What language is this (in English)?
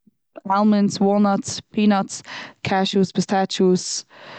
Yiddish